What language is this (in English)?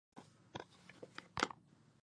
Korean